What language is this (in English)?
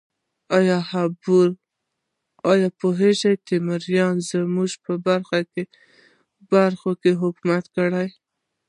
Pashto